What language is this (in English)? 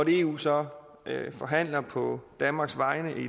Danish